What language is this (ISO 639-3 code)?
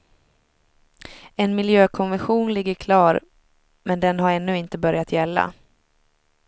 swe